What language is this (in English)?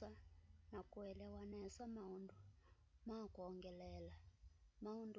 Kamba